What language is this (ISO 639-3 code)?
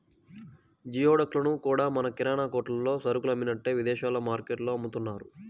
tel